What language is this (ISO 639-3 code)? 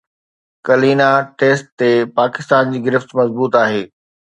snd